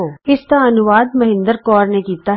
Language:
Punjabi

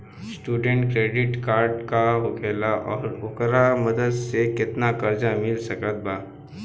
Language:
Bhojpuri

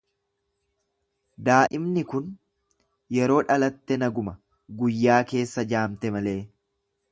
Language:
Oromo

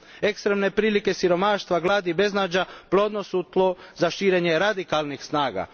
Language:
Croatian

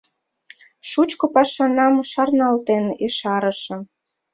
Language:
Mari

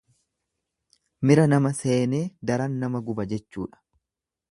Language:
Oromo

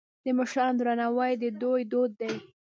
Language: Pashto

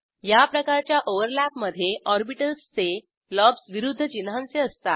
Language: Marathi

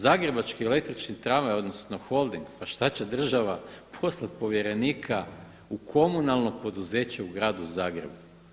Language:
Croatian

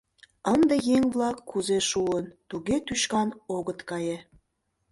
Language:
Mari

